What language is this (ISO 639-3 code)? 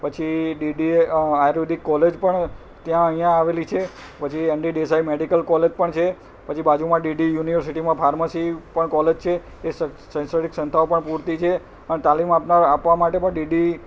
guj